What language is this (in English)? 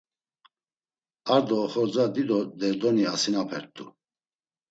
Laz